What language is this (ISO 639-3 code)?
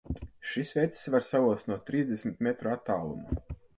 lav